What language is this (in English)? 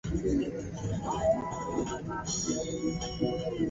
Swahili